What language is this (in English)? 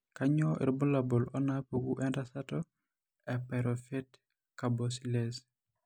Masai